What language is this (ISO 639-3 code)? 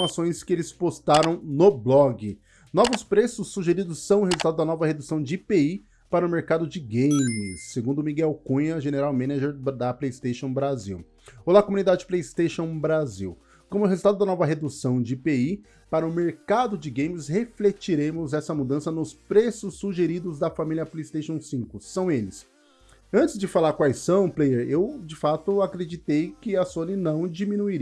por